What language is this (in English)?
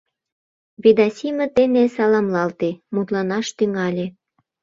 Mari